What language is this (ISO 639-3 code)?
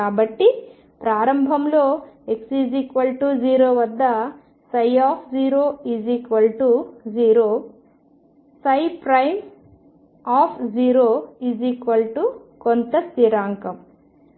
tel